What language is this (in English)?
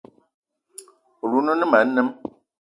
Eton (Cameroon)